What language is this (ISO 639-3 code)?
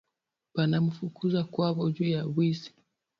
swa